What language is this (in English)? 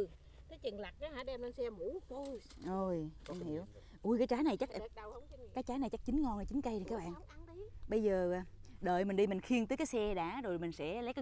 Vietnamese